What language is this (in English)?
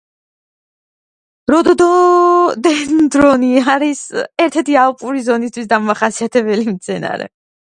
Georgian